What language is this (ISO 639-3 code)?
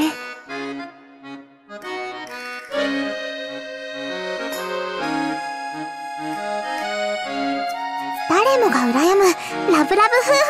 jpn